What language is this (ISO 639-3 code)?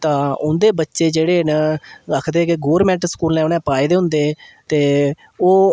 doi